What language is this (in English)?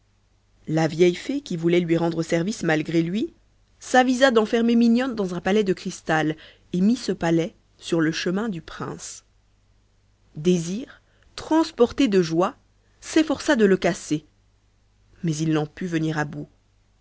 French